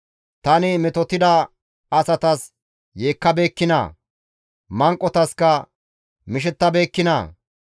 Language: Gamo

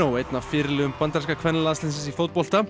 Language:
Icelandic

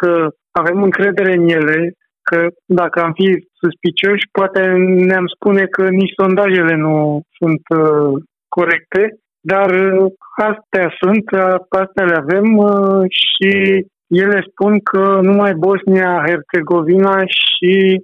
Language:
Romanian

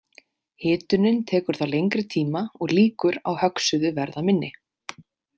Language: Icelandic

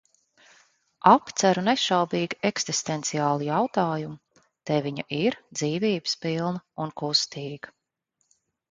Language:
Latvian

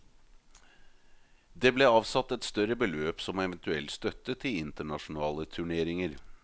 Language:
Norwegian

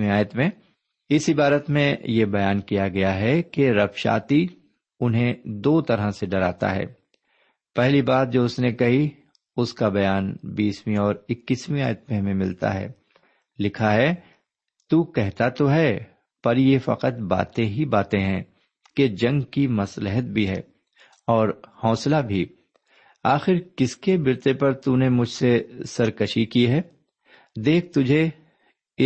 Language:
Urdu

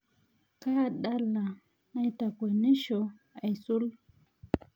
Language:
Masai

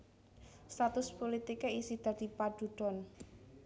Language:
Javanese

